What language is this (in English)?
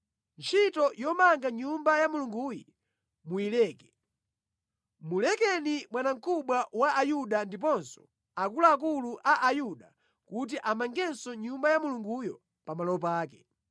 Nyanja